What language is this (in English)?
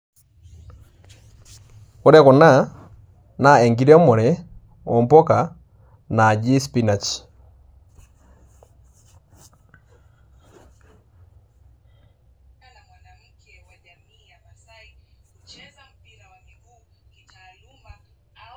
Masai